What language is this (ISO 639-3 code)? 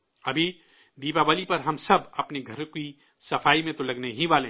urd